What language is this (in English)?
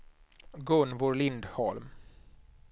Swedish